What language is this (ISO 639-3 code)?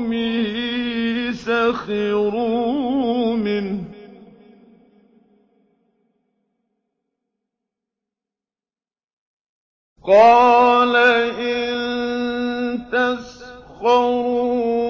ara